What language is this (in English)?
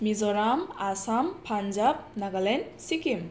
Bodo